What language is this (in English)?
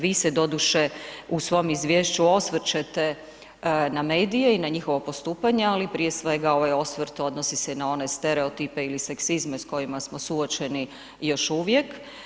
Croatian